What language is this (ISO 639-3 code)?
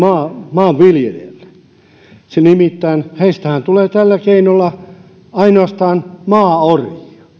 fin